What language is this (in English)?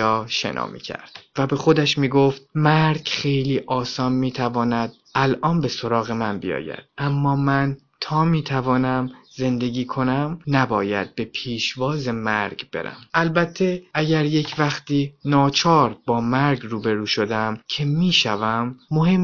Persian